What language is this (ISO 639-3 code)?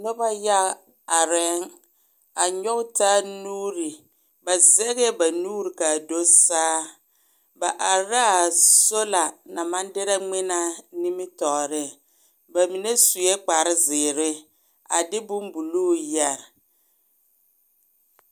dga